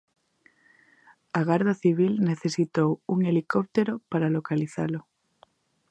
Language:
Galician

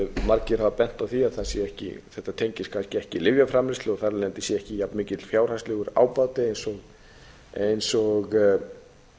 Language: Icelandic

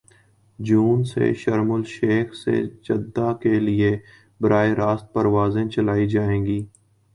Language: Urdu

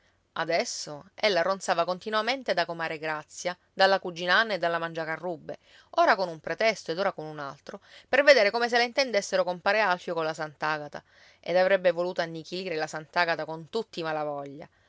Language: Italian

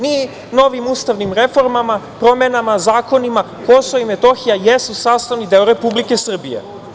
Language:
Serbian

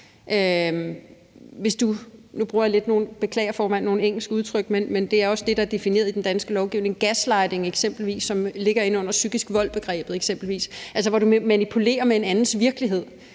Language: Danish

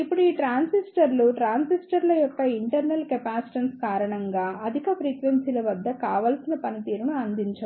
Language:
Telugu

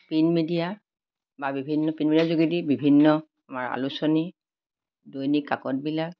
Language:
Assamese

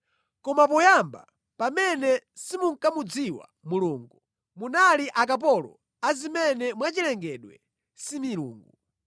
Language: Nyanja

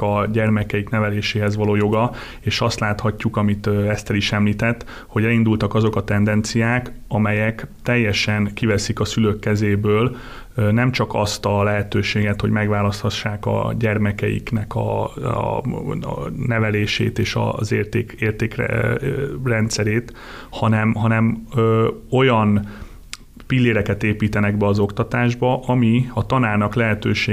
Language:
Hungarian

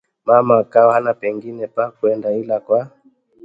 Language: Swahili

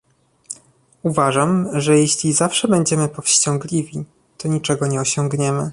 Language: Polish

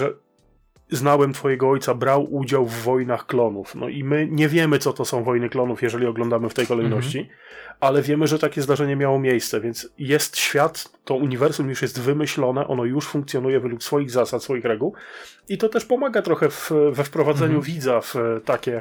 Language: Polish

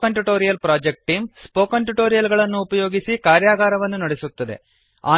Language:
Kannada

